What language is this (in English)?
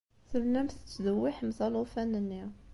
Kabyle